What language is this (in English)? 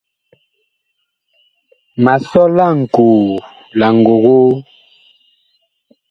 Bakoko